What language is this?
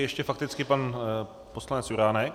Czech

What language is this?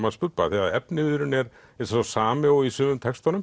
Icelandic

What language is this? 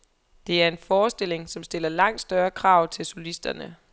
Danish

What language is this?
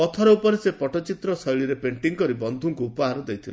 Odia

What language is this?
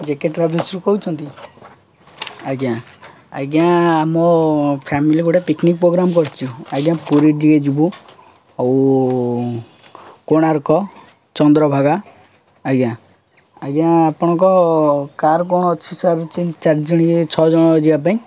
Odia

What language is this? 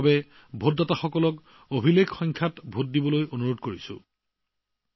Assamese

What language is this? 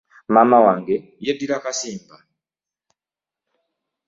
Ganda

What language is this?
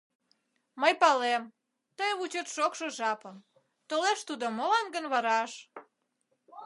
Mari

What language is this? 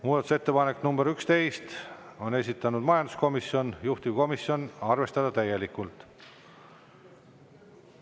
Estonian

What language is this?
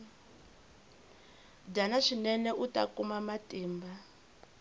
Tsonga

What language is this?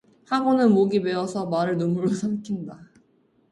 Korean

